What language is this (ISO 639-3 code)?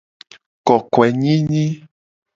gej